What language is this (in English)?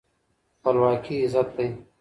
Pashto